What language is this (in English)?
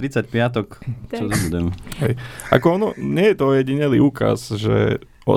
Slovak